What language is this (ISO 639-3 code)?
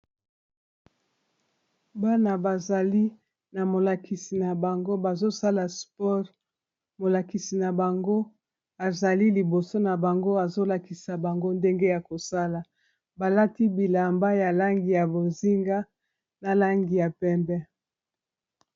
lin